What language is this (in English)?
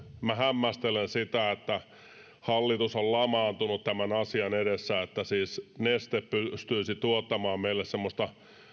Finnish